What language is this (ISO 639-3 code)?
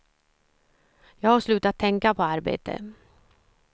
swe